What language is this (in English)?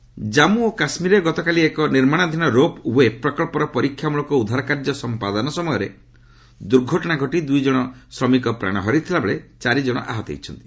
Odia